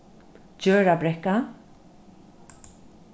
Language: Faroese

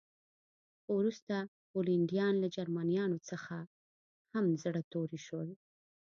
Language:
Pashto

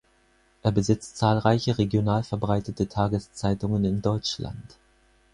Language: German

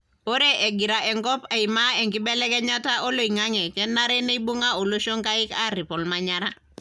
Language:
Masai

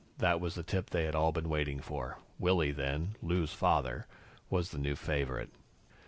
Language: English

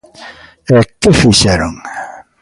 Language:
Galician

